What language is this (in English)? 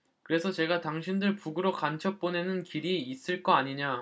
Korean